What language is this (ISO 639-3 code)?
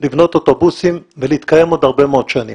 heb